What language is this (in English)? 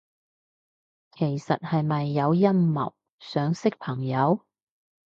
Cantonese